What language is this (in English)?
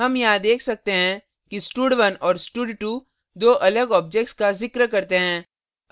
Hindi